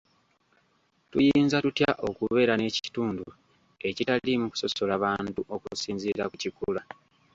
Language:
Ganda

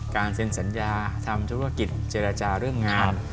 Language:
Thai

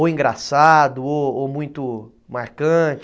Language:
Portuguese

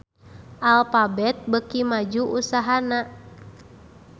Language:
Sundanese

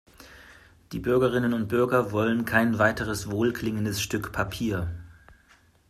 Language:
German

